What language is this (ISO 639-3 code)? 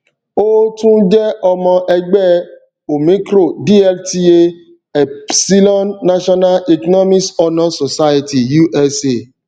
yor